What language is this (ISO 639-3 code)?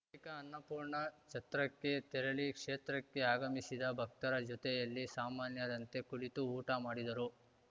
kan